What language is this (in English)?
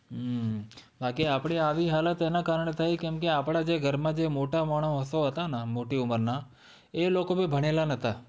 Gujarati